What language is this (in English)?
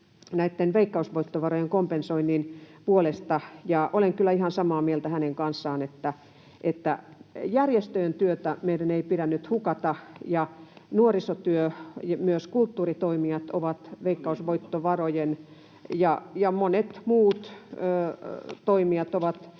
Finnish